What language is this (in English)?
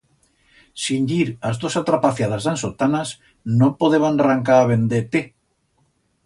Aragonese